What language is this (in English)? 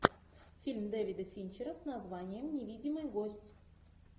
Russian